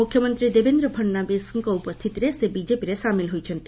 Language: Odia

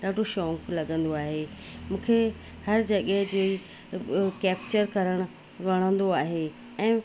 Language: Sindhi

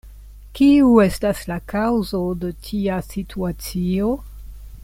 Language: Esperanto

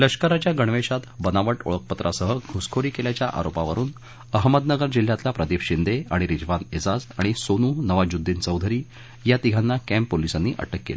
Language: Marathi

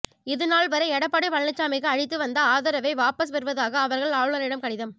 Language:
Tamil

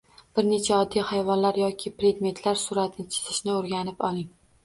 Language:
Uzbek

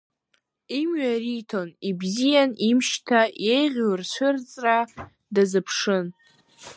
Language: Abkhazian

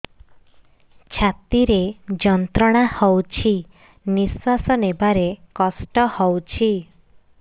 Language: Odia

